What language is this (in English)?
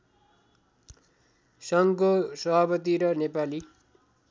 Nepali